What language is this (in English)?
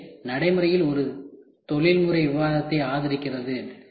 Tamil